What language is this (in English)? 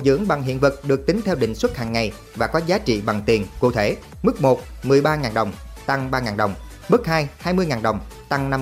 Vietnamese